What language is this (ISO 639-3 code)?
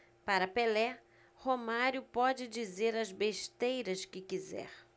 por